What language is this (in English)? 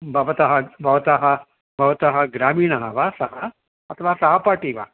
Sanskrit